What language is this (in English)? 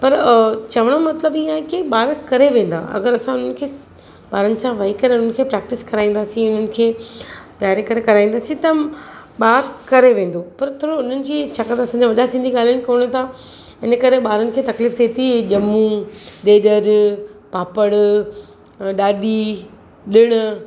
Sindhi